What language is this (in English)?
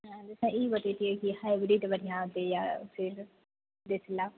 Maithili